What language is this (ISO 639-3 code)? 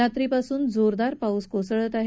mar